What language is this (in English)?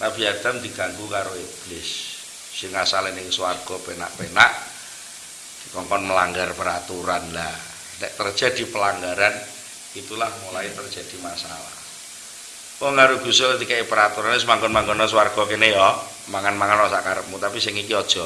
Indonesian